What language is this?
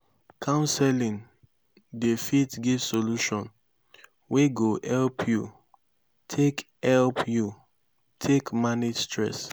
Nigerian Pidgin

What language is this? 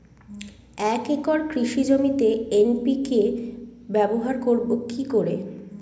Bangla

